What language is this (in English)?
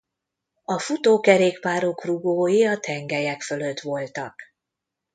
Hungarian